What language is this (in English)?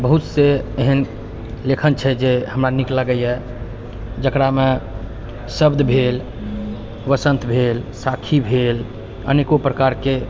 Maithili